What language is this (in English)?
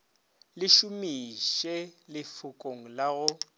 Northern Sotho